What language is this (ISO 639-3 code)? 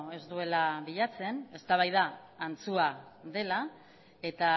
eus